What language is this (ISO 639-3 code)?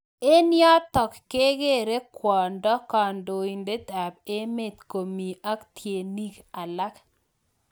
kln